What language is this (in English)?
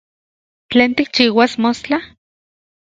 Central Puebla Nahuatl